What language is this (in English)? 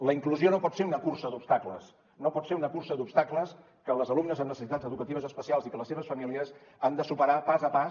Catalan